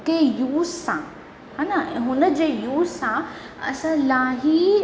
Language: Sindhi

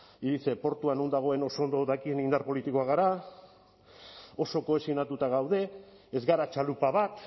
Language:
Basque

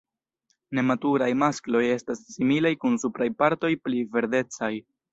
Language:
Esperanto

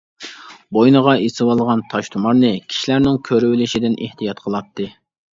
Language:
Uyghur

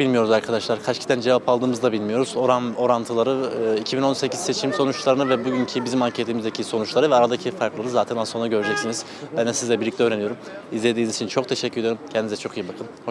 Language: Turkish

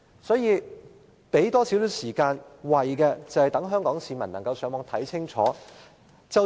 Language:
Cantonese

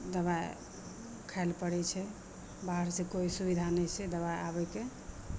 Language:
Maithili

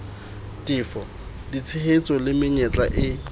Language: Southern Sotho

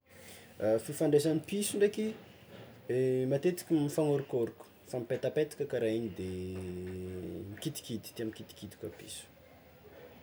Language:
Tsimihety Malagasy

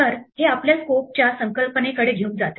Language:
Marathi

